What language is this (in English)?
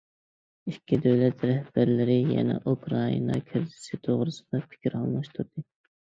Uyghur